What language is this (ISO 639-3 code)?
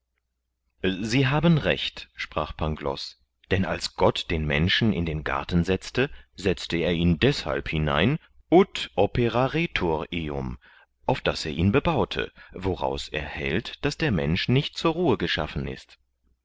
deu